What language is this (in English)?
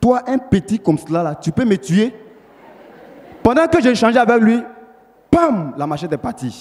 French